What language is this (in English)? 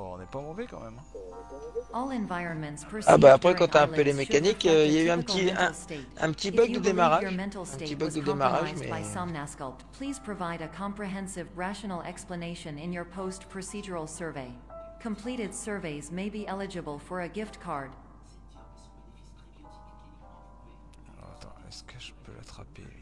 French